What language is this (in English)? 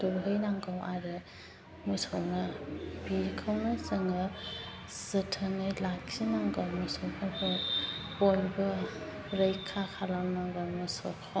Bodo